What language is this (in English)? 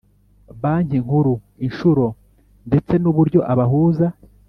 Kinyarwanda